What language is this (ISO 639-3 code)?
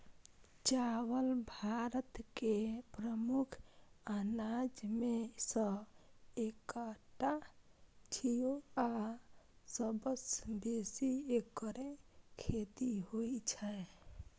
mai